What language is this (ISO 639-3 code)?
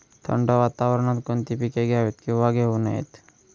mar